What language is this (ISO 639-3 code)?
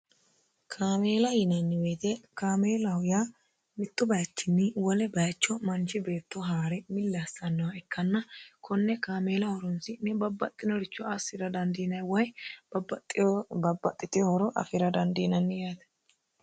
sid